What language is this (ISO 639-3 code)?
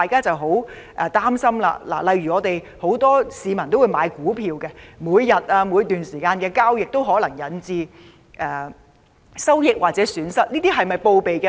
yue